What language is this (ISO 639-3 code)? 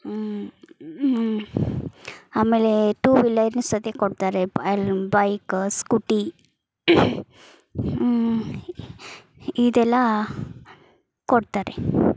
kan